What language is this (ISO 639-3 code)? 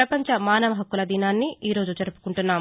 tel